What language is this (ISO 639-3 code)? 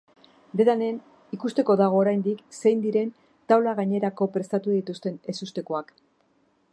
eus